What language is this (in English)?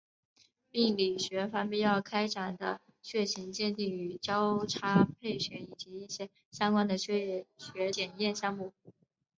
Chinese